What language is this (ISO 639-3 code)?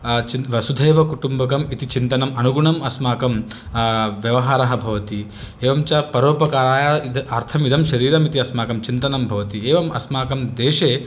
san